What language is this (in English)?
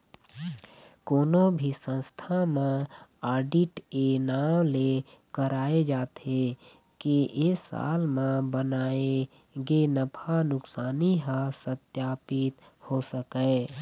Chhattisgarhi